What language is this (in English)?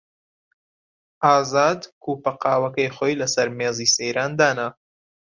Central Kurdish